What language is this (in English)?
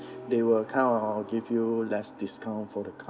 English